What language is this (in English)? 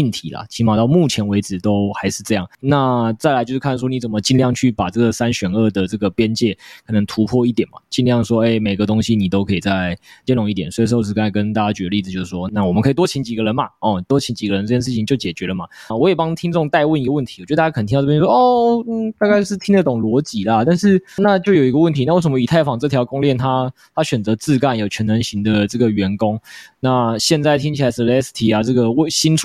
Chinese